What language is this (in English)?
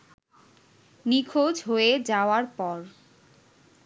Bangla